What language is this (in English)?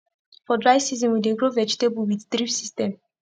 Nigerian Pidgin